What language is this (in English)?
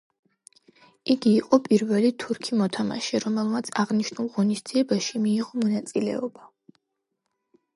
Georgian